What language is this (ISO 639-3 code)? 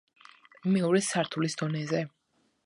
kat